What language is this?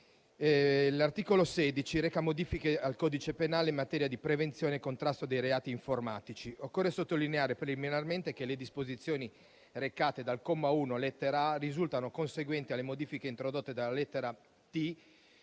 Italian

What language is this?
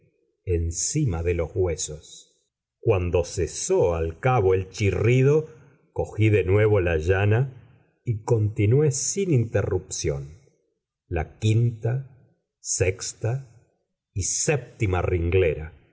Spanish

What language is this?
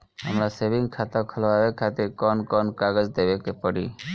Bhojpuri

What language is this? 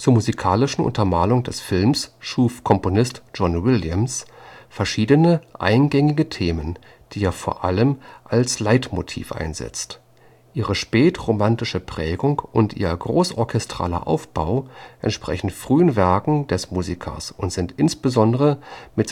German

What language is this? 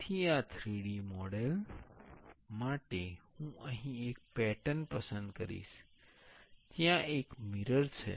Gujarati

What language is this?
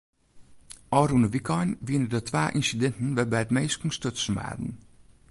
Western Frisian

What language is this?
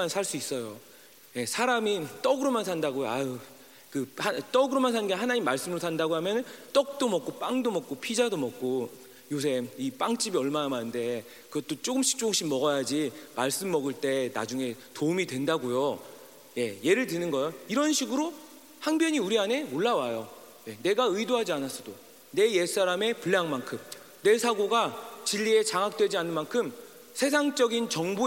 Korean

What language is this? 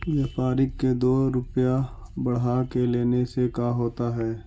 Magahi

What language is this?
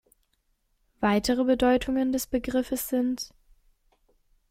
German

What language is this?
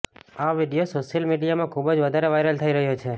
Gujarati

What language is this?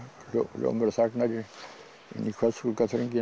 Icelandic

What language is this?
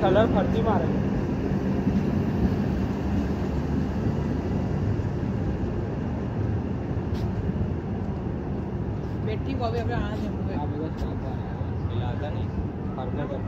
Gujarati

